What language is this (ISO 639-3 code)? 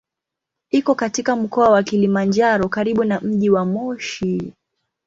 swa